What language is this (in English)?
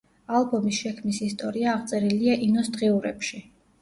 Georgian